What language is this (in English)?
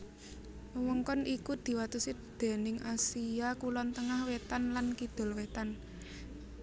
Javanese